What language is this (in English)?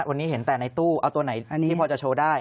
Thai